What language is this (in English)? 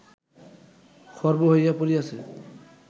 Bangla